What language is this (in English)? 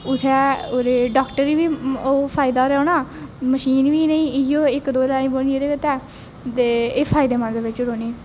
Dogri